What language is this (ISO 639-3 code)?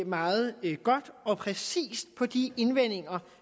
dan